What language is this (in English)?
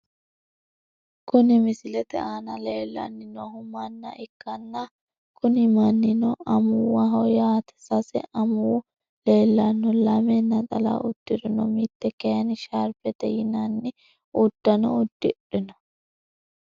Sidamo